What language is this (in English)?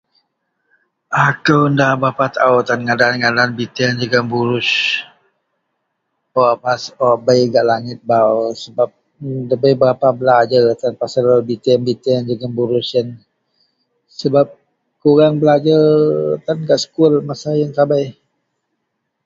Central Melanau